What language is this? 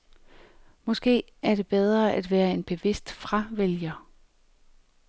Danish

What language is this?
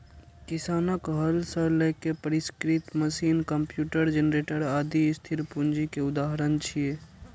Maithili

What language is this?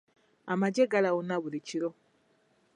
Ganda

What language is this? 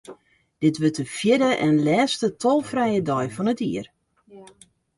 Western Frisian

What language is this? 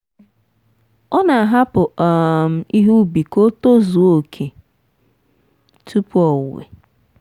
Igbo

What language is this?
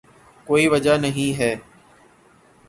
Urdu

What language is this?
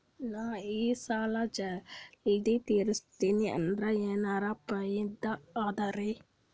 Kannada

